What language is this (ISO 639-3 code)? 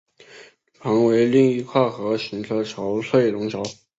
zho